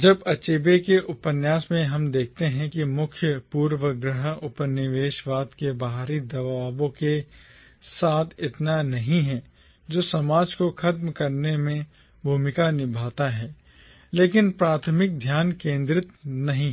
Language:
Hindi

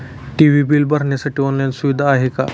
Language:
Marathi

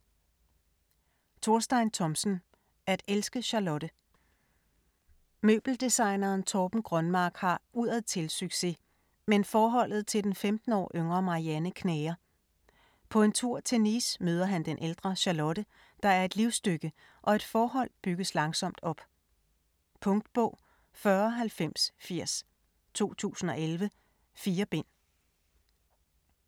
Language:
Danish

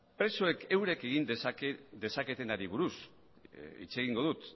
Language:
Basque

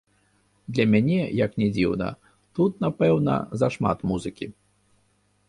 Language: Belarusian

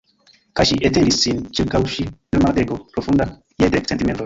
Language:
Esperanto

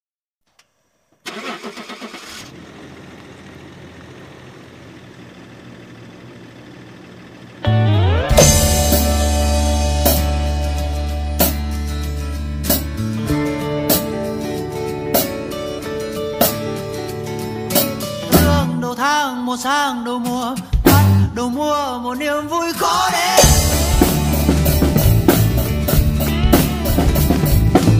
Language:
Vietnamese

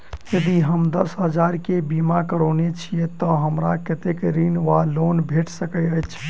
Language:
Maithili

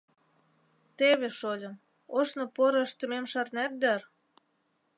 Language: Mari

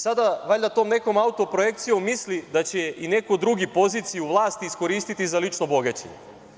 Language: Serbian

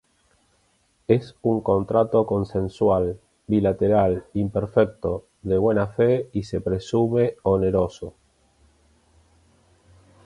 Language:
Spanish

